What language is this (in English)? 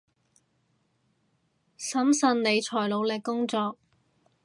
Cantonese